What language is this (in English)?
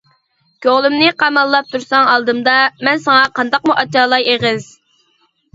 Uyghur